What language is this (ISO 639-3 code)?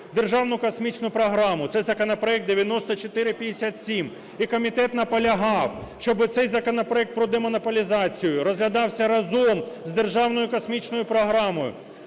ukr